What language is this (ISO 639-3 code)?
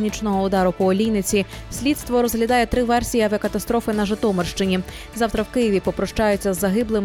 ukr